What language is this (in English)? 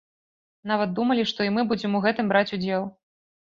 Belarusian